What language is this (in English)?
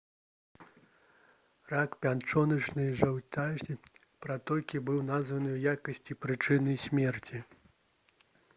Belarusian